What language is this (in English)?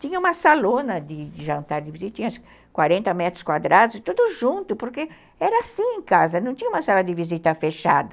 Portuguese